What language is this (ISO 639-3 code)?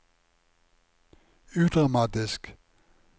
nor